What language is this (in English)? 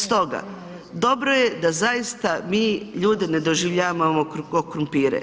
Croatian